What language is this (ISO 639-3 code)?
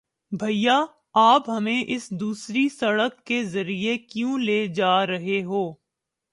urd